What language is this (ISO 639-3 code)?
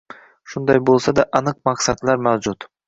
uzb